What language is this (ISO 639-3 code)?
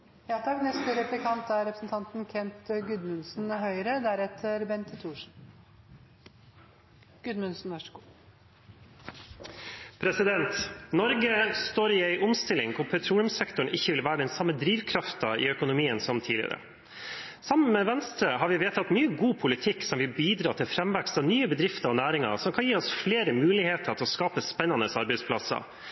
nob